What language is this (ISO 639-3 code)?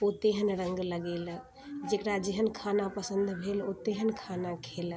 mai